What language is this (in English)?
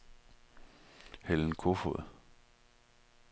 Danish